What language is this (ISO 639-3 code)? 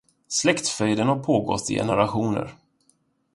swe